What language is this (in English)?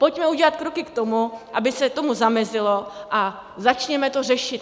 Czech